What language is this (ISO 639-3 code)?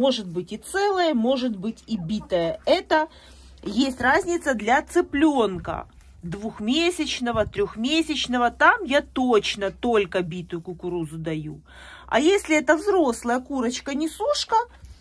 rus